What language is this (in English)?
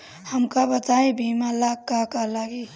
Bhojpuri